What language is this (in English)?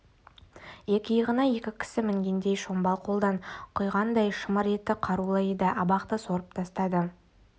Kazakh